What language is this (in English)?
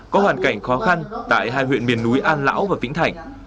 Vietnamese